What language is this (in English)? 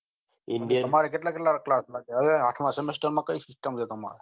Gujarati